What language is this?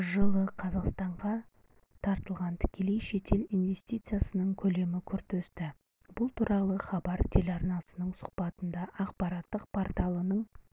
Kazakh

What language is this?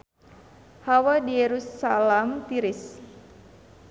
Sundanese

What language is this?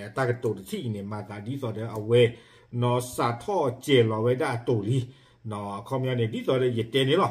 Thai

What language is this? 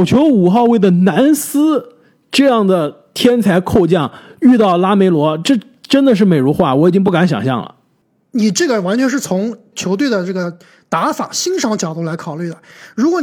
Chinese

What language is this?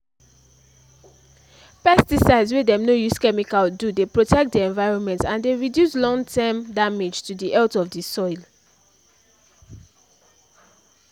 Nigerian Pidgin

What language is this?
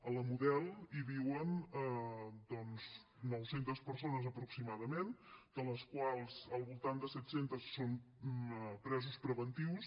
Catalan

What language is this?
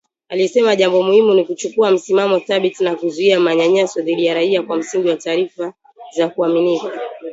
Swahili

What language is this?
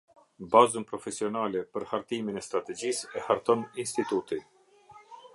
Albanian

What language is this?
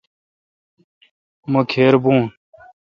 Kalkoti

